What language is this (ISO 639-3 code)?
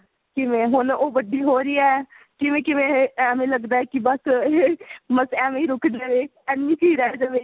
pan